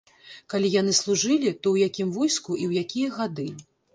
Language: Belarusian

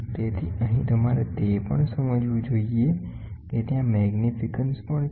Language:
Gujarati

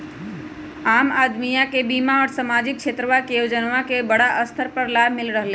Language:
Magahi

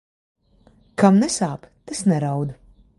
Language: Latvian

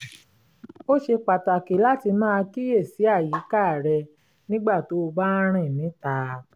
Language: Yoruba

